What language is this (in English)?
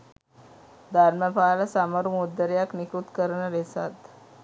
Sinhala